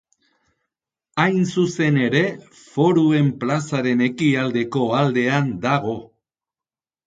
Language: Basque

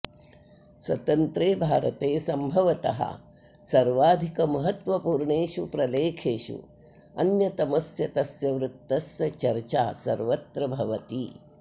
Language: Sanskrit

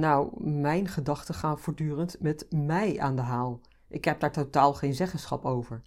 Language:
Dutch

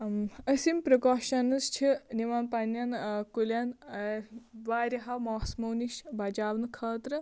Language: Kashmiri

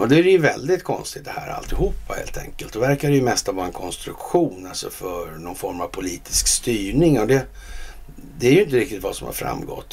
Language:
Swedish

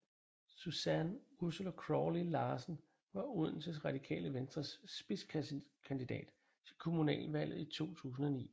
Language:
Danish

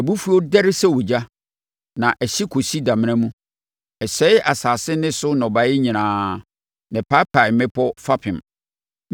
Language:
Akan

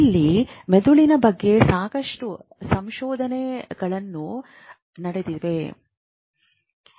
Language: Kannada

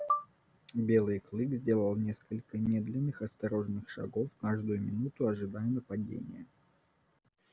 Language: Russian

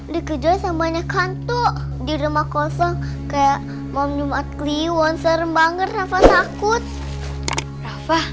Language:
Indonesian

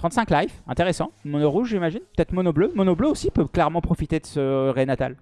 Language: French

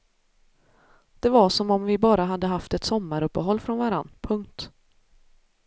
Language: Swedish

